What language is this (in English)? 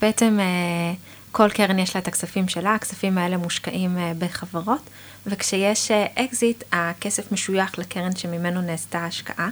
Hebrew